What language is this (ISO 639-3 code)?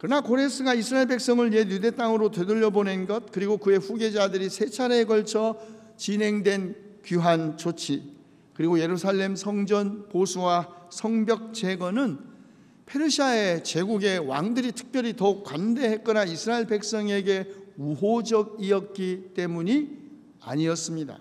kor